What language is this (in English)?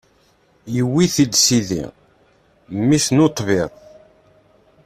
Kabyle